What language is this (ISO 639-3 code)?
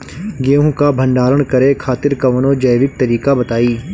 bho